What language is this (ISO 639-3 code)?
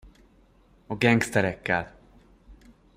hun